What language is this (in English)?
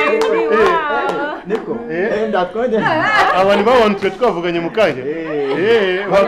Romanian